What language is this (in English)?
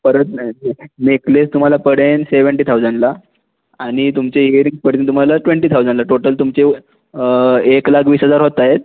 Marathi